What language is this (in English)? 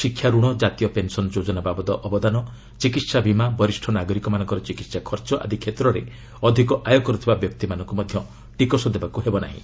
Odia